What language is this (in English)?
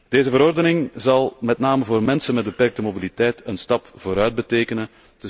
Dutch